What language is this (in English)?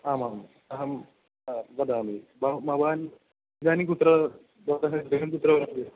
Sanskrit